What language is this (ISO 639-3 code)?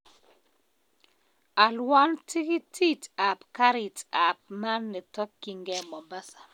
kln